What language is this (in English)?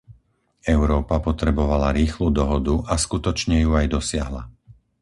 Slovak